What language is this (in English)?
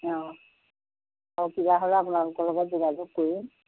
Assamese